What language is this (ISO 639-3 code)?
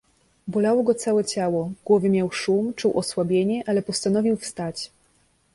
pol